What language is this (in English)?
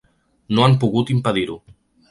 Catalan